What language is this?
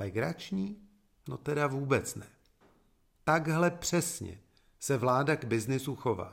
Czech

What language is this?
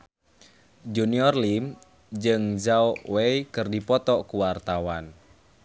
Sundanese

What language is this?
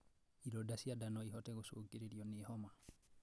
Kikuyu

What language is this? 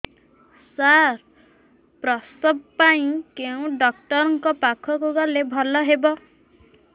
Odia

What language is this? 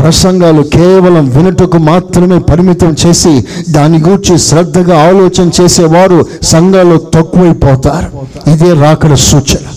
Telugu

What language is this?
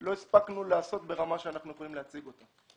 Hebrew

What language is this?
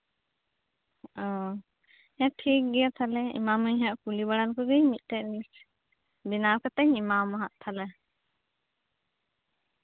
Santali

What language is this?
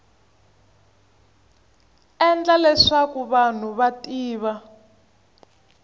Tsonga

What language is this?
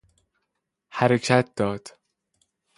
Persian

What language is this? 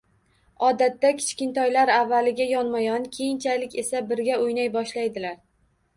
Uzbek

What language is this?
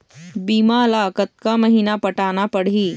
Chhattisgarhi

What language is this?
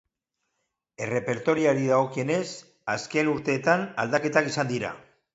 Basque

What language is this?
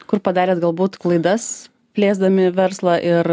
Lithuanian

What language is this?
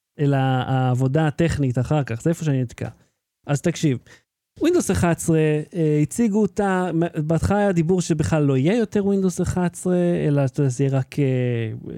Hebrew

